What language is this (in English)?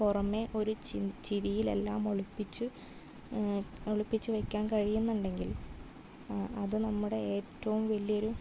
Malayalam